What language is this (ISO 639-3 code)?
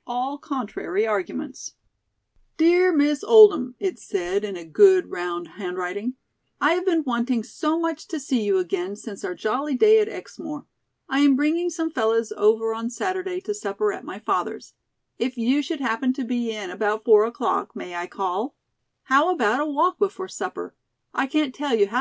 eng